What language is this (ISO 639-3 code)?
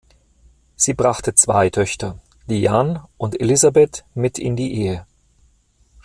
deu